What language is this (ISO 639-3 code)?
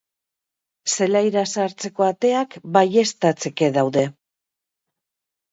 eus